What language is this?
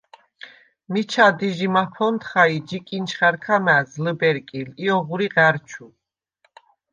Svan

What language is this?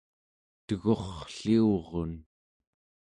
Central Yupik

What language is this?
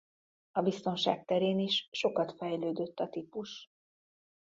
Hungarian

